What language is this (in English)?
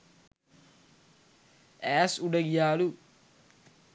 Sinhala